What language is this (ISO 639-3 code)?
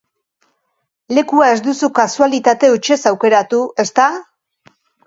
eus